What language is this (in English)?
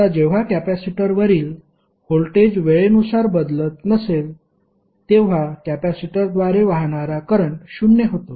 Marathi